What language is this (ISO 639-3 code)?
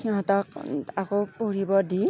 asm